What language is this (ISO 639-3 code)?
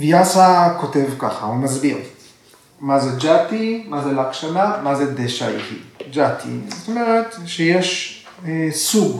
heb